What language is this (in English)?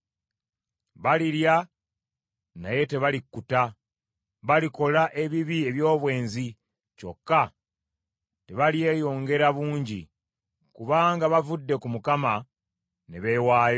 Ganda